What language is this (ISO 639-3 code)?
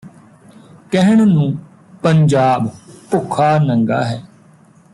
pan